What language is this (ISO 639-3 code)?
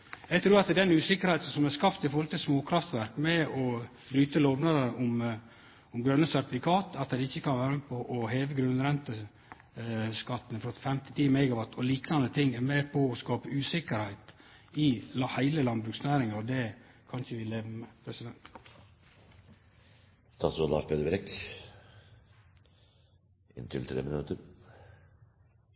nno